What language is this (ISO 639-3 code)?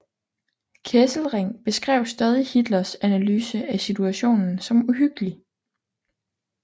dan